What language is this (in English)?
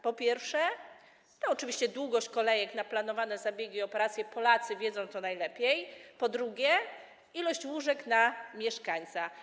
Polish